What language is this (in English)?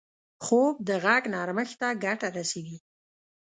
Pashto